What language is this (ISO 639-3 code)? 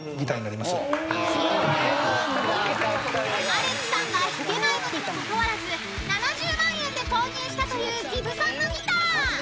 jpn